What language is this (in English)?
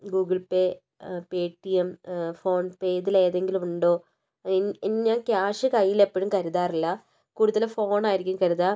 Malayalam